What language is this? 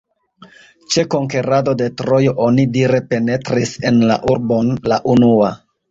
Esperanto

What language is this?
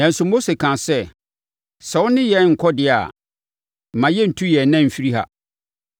Akan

